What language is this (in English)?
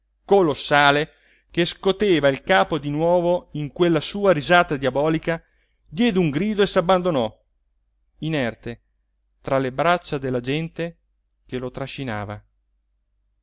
Italian